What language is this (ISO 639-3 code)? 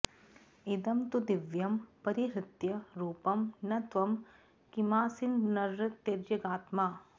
san